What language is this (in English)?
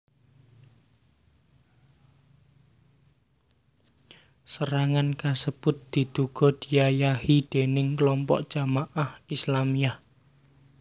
Javanese